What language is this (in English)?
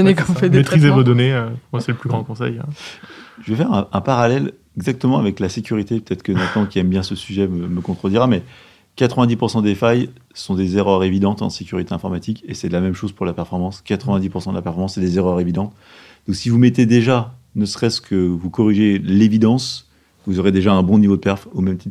French